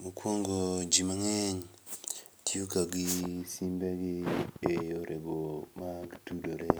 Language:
Luo (Kenya and Tanzania)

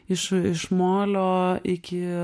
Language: Lithuanian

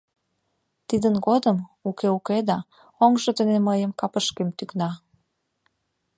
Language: Mari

